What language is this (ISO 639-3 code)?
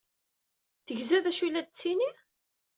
kab